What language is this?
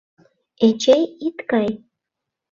Mari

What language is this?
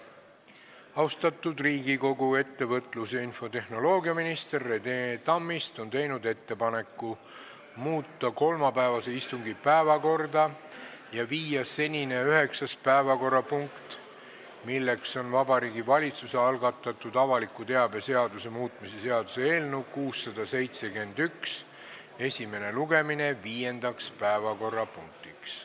Estonian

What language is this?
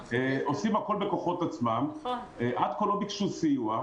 Hebrew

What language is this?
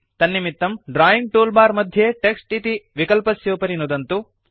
Sanskrit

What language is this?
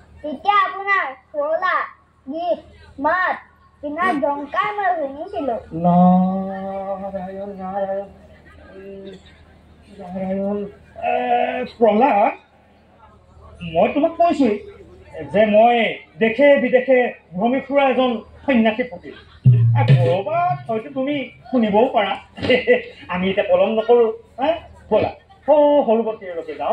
Bangla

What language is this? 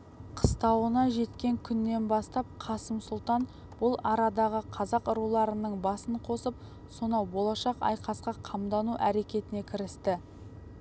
Kazakh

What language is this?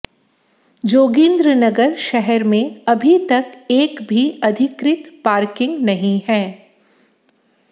Hindi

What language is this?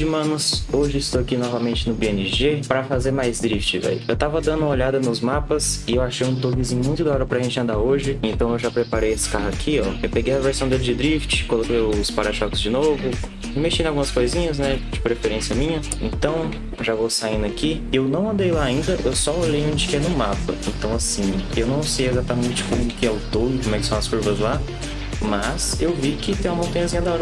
Portuguese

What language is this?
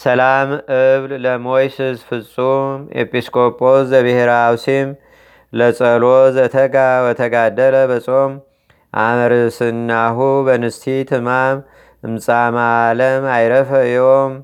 Amharic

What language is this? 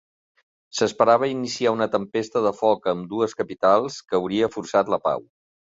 Catalan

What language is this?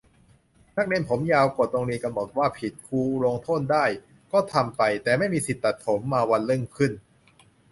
Thai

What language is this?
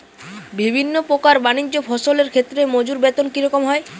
Bangla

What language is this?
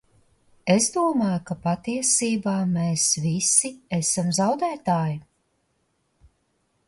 Latvian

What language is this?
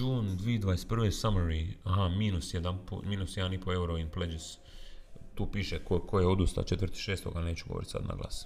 Croatian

